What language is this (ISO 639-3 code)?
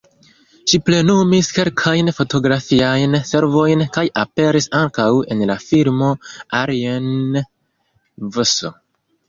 epo